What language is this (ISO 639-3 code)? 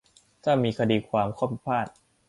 tha